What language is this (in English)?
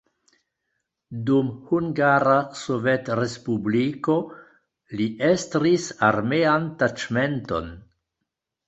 Esperanto